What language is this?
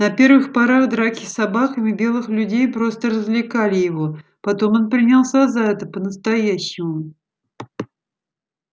Russian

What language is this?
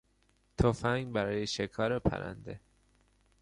Persian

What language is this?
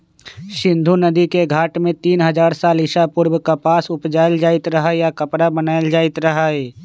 Magahi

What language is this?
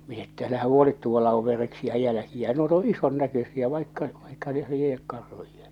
Finnish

